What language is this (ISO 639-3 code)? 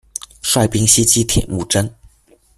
zho